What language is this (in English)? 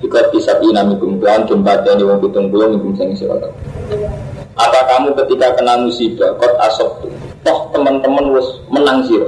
Indonesian